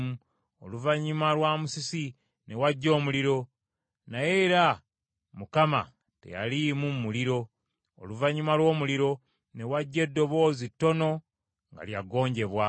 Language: Ganda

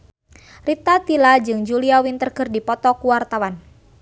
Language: Sundanese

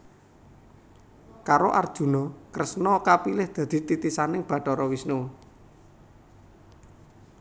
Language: Javanese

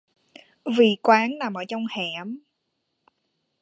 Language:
Vietnamese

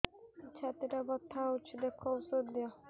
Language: Odia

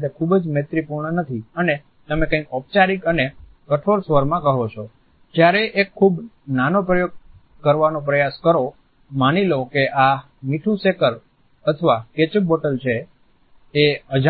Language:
Gujarati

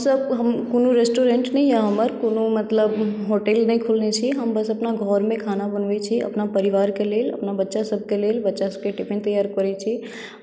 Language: Maithili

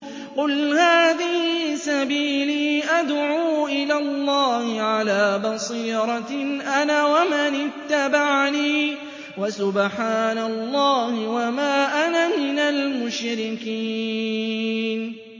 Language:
Arabic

